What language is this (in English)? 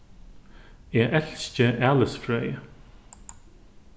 Faroese